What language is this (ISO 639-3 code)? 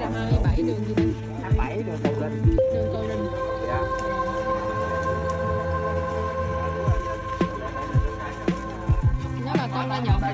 vie